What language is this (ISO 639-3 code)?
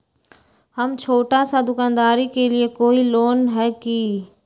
mag